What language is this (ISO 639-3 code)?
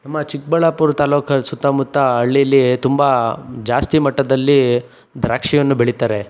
kan